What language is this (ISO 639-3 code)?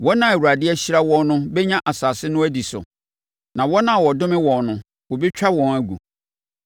aka